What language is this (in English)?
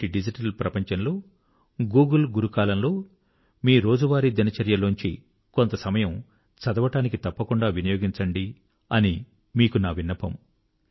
Telugu